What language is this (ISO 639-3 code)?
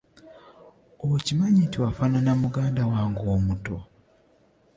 lug